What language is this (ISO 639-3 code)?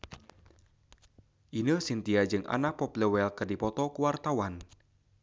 sun